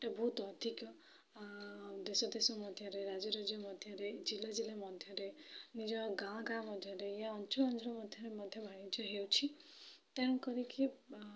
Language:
Odia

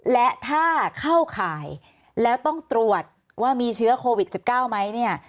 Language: Thai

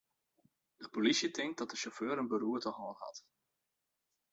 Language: Western Frisian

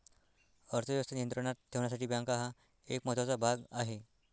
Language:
Marathi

